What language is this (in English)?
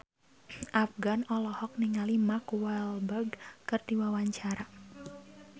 Sundanese